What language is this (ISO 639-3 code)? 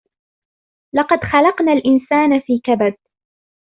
ara